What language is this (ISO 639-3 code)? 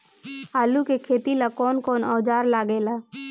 bho